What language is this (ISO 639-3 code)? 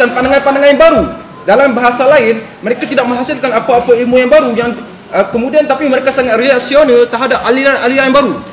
msa